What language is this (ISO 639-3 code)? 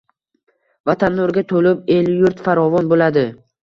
uzb